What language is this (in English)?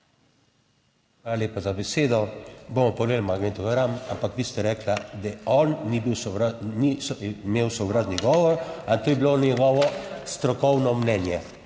Slovenian